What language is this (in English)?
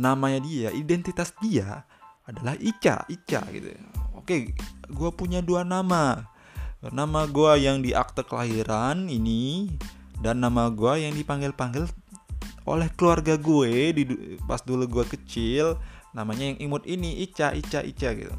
Indonesian